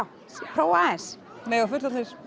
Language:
Icelandic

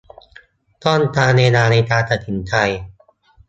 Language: Thai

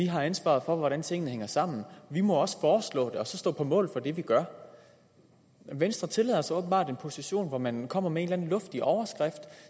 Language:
Danish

